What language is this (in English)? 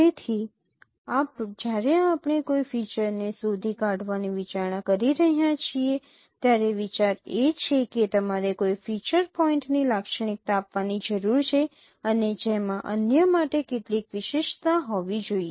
Gujarati